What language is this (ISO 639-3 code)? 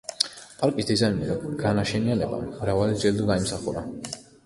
kat